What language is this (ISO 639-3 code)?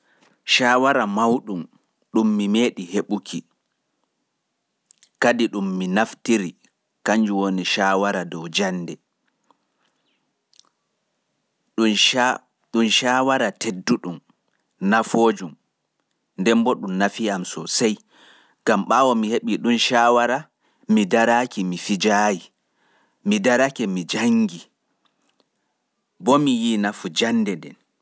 ful